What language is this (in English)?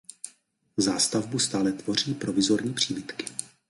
Czech